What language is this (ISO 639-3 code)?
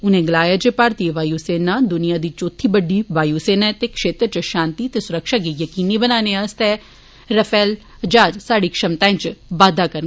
doi